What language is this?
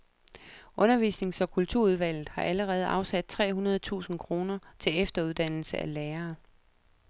Danish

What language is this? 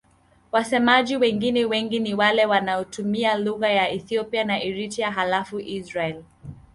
Swahili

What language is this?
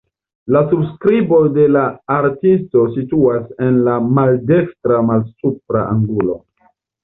Esperanto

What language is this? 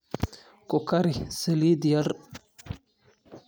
Somali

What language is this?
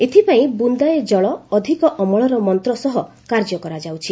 Odia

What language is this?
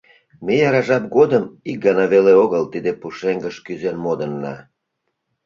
Mari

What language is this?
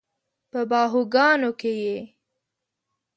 Pashto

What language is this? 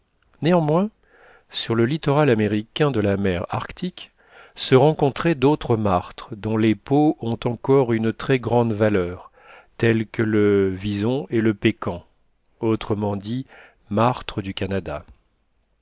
French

